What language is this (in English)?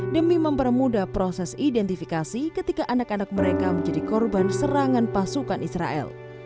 Indonesian